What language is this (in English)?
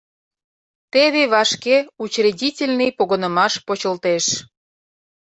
Mari